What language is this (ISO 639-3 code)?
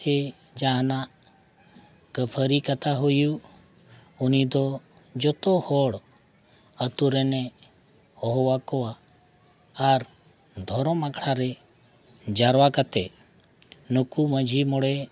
sat